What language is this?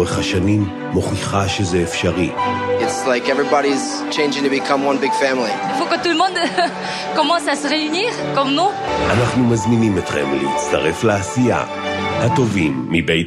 Hebrew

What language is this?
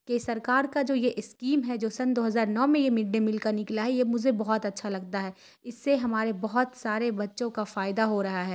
Urdu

